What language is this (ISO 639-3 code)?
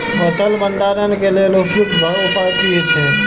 mai